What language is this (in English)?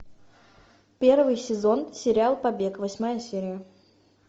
Russian